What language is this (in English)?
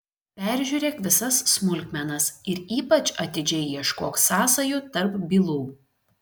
Lithuanian